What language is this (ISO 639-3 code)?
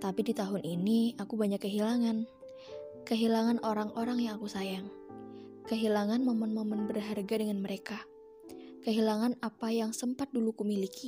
ind